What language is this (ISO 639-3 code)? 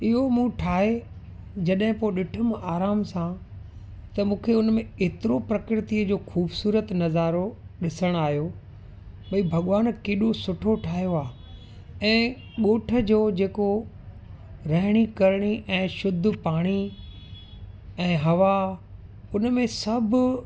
snd